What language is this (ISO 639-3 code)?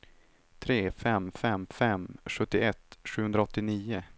swe